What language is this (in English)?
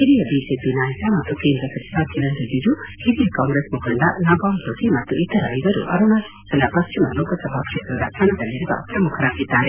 Kannada